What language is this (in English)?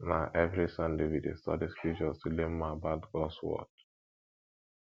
Nigerian Pidgin